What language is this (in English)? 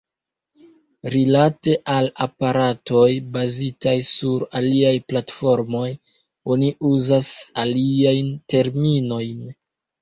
Esperanto